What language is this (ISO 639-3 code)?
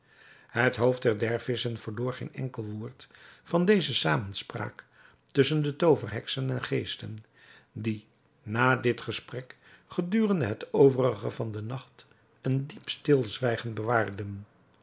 nld